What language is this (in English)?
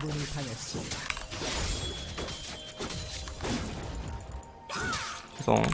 Korean